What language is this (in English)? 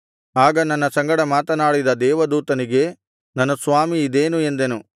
Kannada